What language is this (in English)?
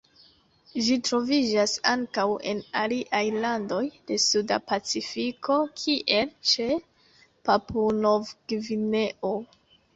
Esperanto